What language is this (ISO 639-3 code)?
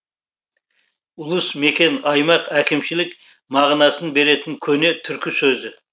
kaz